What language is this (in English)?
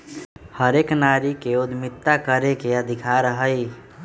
Magahi